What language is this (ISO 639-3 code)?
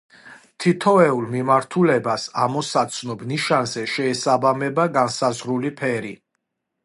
kat